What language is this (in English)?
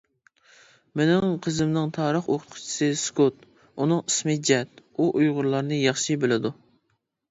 Uyghur